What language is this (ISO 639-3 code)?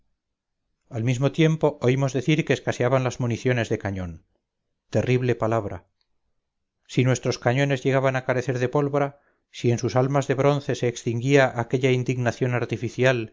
spa